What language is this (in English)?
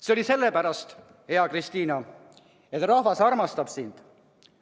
Estonian